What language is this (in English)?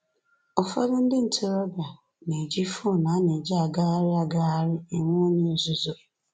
Igbo